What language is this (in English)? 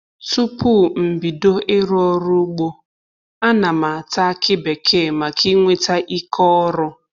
Igbo